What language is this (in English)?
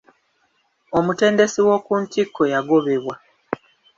Ganda